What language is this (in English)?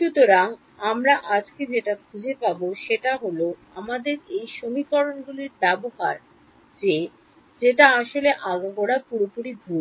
Bangla